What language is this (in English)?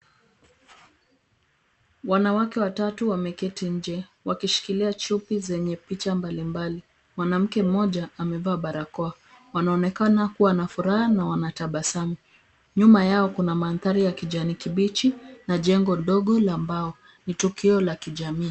Swahili